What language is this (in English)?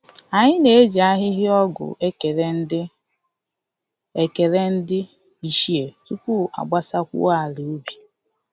Igbo